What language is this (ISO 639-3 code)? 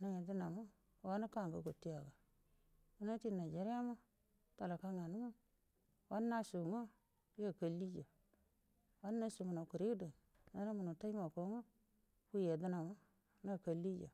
bdm